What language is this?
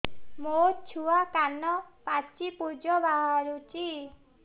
Odia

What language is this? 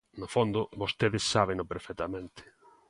Galician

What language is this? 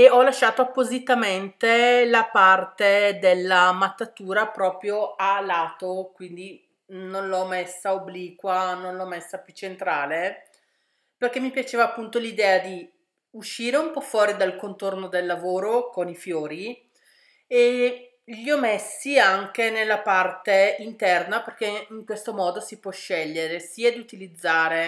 Italian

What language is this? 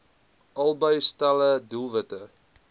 Afrikaans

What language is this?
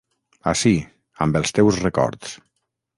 Catalan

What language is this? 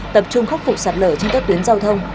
Vietnamese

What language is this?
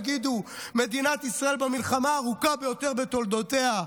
Hebrew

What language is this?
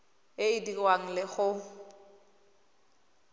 Tswana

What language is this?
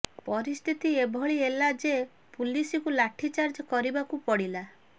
Odia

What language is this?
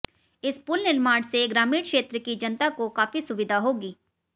Hindi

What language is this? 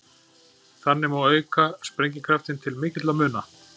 Icelandic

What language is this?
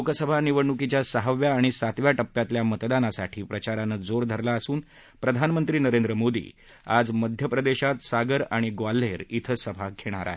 Marathi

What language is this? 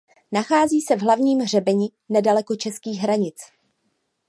Czech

